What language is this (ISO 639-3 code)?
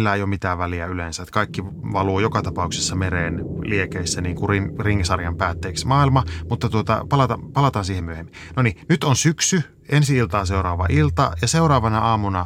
fin